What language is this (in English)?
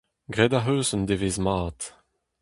Breton